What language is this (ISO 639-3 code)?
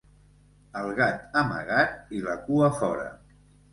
cat